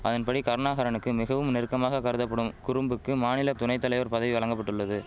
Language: Tamil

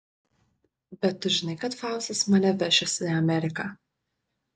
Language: Lithuanian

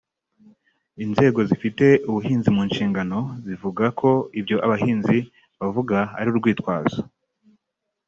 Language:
Kinyarwanda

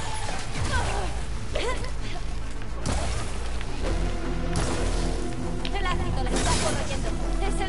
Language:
Spanish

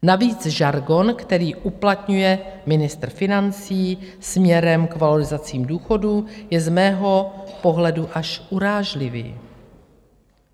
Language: Czech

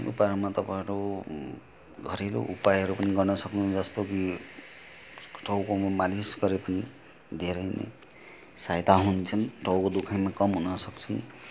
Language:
Nepali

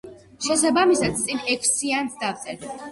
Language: Georgian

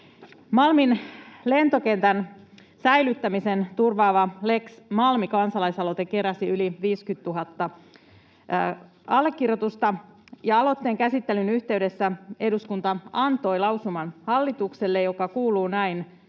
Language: Finnish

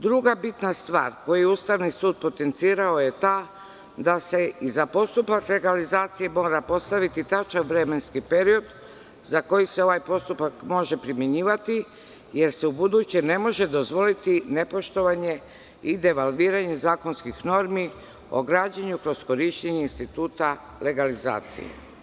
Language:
Serbian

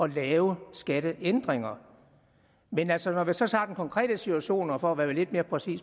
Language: Danish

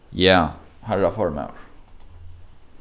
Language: Faroese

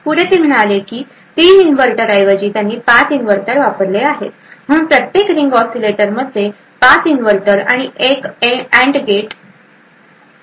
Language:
Marathi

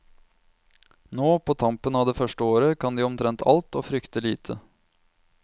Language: Norwegian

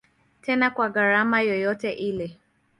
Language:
Swahili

